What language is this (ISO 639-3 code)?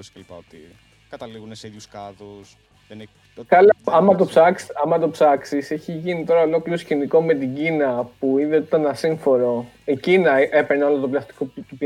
ell